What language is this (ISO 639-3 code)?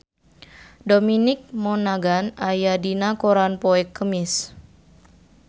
sun